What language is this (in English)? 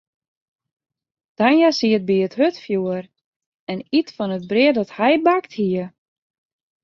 Western Frisian